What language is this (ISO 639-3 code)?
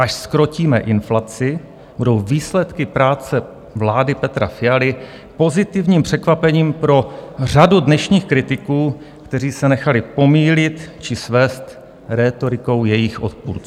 ces